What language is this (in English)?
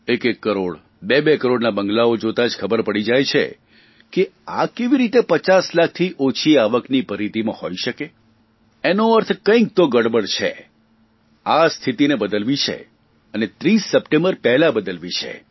Gujarati